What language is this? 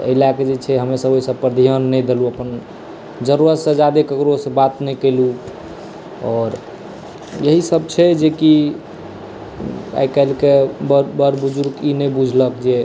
Maithili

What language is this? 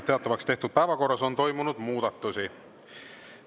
Estonian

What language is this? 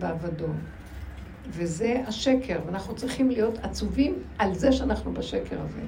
Hebrew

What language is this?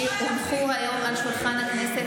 Hebrew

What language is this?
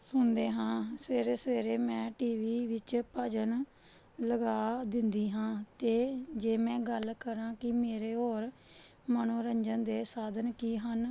Punjabi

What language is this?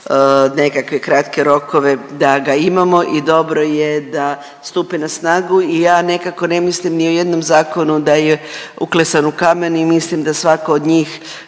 Croatian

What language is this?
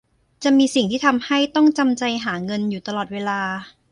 Thai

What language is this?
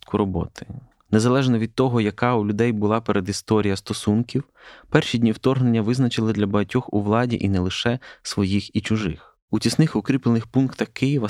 Ukrainian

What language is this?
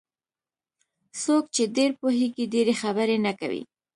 Pashto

